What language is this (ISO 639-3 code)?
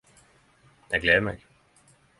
nno